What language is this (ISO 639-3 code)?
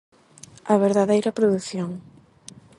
glg